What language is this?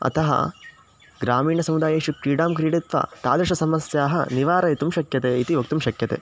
Sanskrit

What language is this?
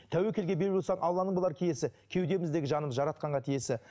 Kazakh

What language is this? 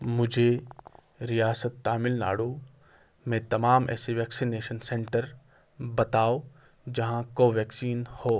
Urdu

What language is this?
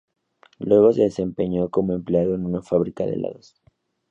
Spanish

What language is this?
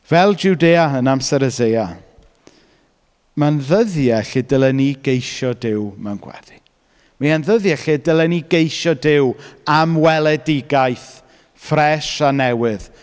Welsh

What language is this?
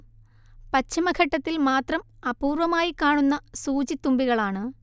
Malayalam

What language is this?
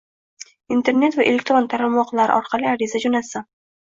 Uzbek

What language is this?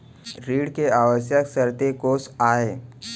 Chhattisgarhi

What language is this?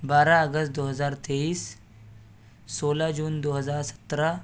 Urdu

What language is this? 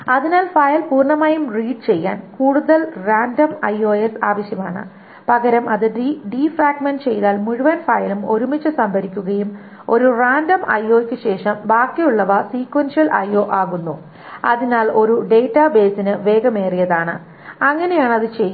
Malayalam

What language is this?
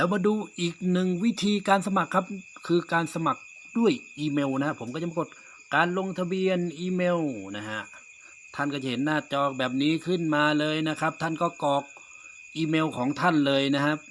Thai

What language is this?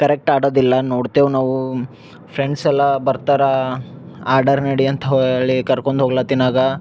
Kannada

